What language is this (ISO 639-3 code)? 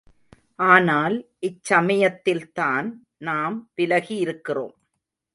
tam